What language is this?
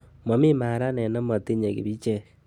Kalenjin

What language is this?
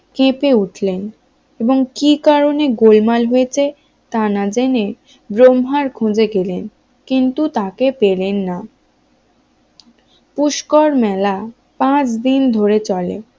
Bangla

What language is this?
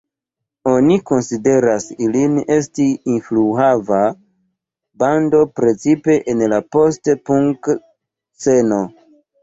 Esperanto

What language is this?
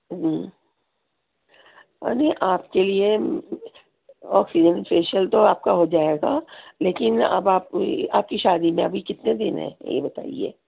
Urdu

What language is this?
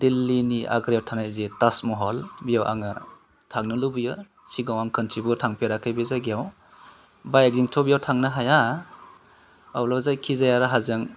Bodo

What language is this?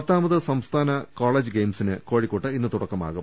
Malayalam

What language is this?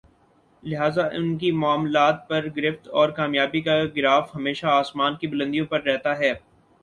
Urdu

